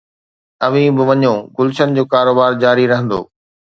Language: Sindhi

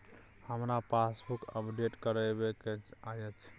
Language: Maithili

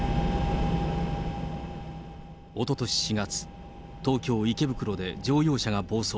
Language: Japanese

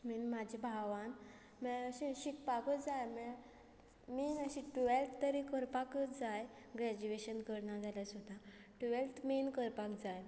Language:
Konkani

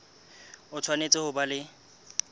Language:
Southern Sotho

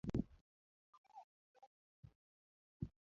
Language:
Luo (Kenya and Tanzania)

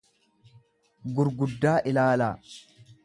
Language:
Oromo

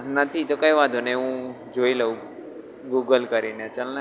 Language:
Gujarati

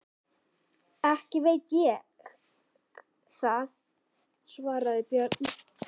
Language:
Icelandic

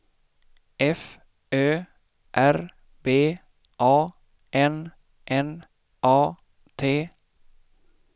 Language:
Swedish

